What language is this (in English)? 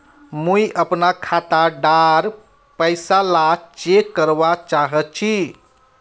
Magahi